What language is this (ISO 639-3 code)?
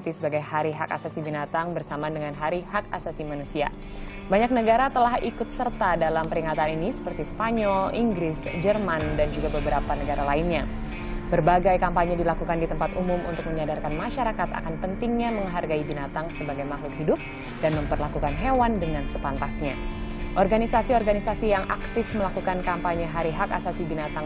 ind